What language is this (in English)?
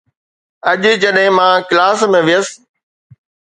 Sindhi